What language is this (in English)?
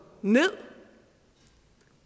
Danish